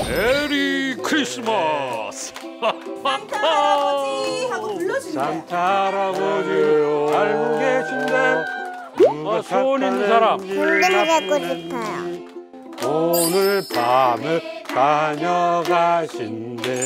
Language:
Korean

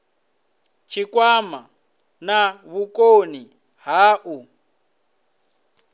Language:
Venda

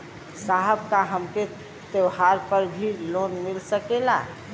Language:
Bhojpuri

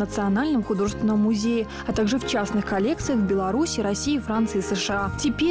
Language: Russian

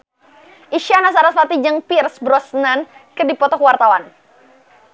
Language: Sundanese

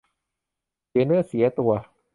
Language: Thai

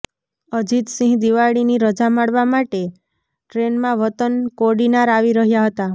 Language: Gujarati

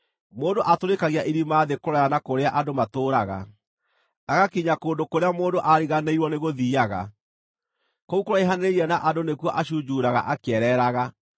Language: Kikuyu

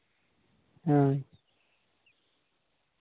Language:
Santali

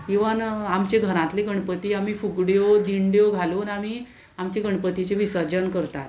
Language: Konkani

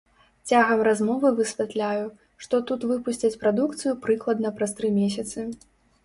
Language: Belarusian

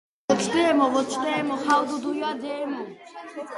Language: Georgian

